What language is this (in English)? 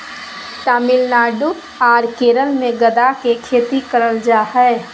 Magahi